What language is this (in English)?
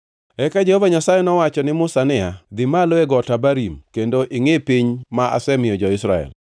Luo (Kenya and Tanzania)